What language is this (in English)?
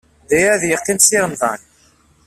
Kabyle